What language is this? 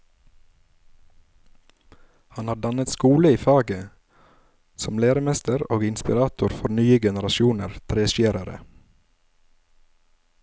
Norwegian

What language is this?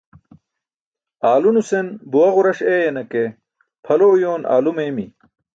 Burushaski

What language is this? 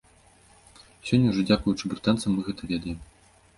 Belarusian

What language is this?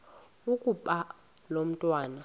Xhosa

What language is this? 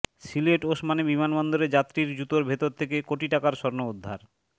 Bangla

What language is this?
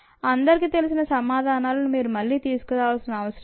Telugu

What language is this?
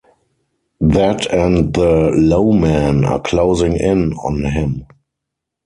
English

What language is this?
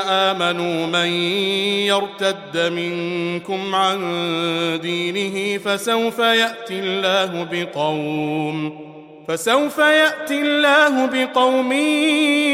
Arabic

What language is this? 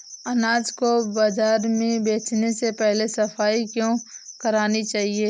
Hindi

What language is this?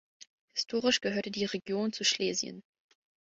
German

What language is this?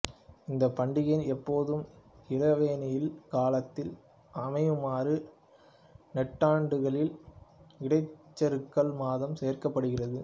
Tamil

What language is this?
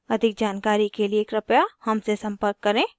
Hindi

